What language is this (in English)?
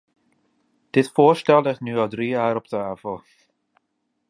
Dutch